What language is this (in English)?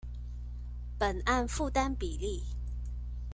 Chinese